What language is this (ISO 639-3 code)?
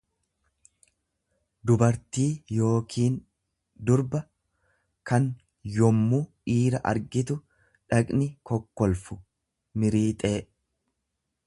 orm